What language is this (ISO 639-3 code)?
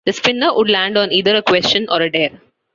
eng